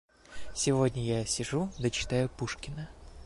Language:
Russian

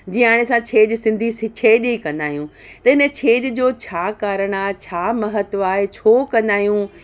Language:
Sindhi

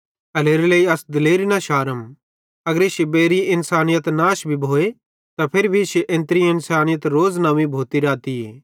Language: Bhadrawahi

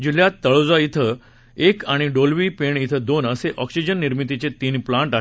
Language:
Marathi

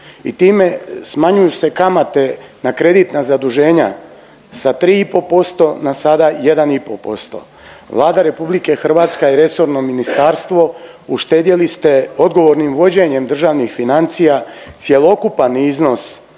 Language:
Croatian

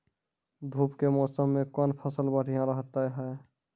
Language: Maithili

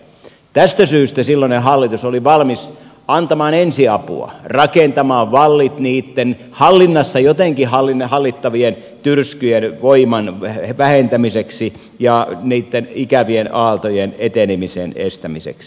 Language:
Finnish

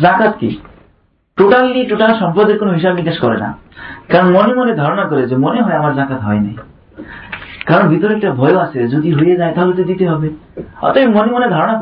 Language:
Bangla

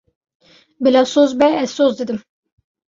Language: Kurdish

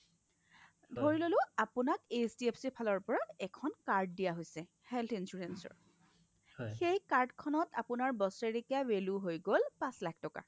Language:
Assamese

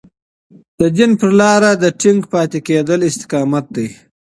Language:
Pashto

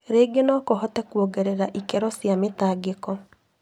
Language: Kikuyu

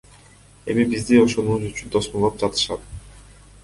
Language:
Kyrgyz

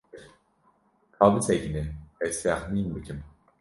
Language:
Kurdish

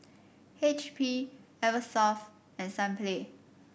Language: English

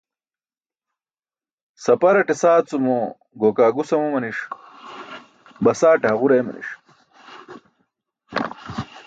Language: Burushaski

